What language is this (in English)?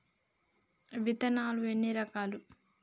Telugu